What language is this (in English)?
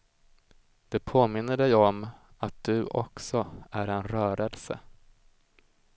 Swedish